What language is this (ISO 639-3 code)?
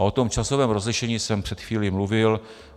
ces